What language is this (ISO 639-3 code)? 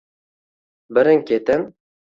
uzb